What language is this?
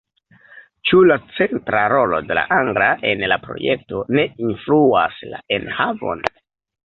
Esperanto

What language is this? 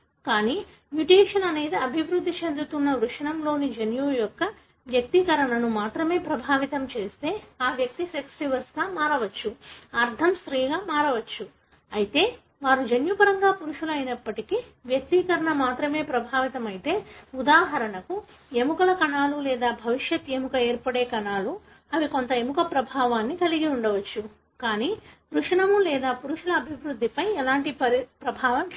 Telugu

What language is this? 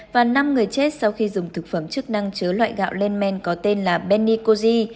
Vietnamese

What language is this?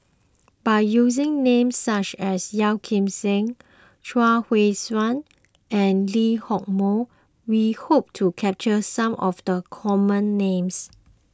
English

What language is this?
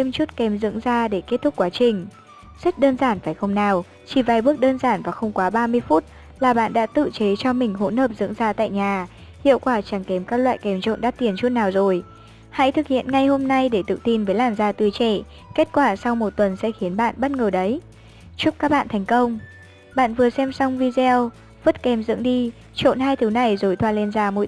Vietnamese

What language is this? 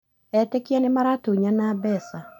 Kikuyu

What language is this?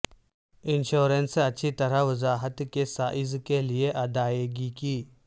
Urdu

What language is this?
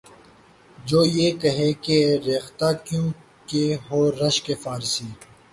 Urdu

